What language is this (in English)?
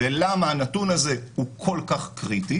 Hebrew